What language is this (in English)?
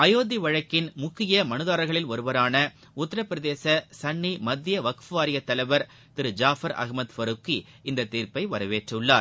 Tamil